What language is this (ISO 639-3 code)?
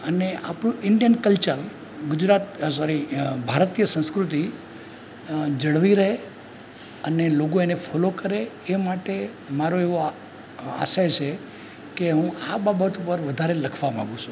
guj